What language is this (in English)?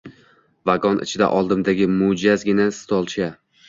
Uzbek